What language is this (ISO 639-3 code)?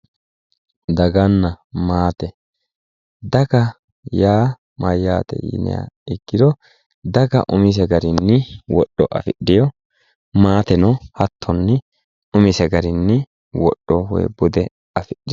sid